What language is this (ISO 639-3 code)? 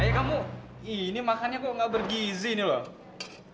ind